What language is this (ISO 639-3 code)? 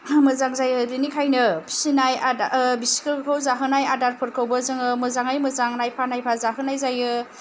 brx